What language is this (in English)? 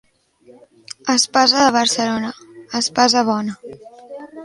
Catalan